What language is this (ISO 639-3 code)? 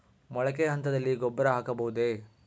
kan